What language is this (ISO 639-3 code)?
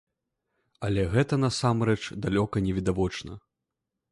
bel